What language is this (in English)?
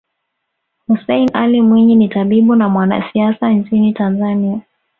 Swahili